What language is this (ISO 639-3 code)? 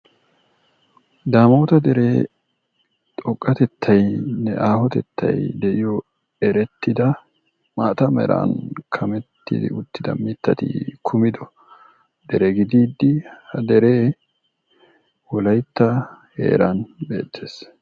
wal